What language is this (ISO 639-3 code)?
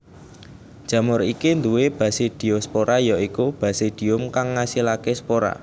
jav